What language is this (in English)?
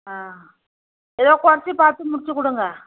Tamil